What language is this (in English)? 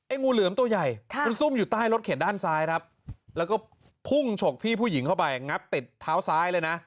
Thai